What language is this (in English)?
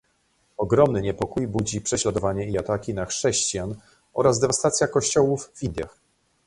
Polish